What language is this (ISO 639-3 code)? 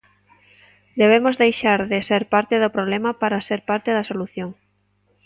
glg